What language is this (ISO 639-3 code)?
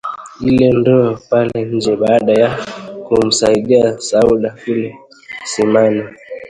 swa